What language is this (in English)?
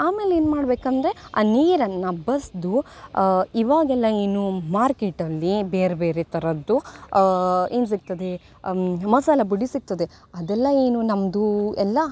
Kannada